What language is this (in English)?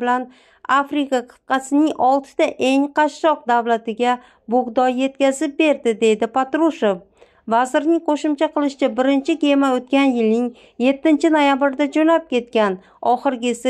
Turkish